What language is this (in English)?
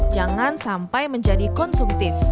Indonesian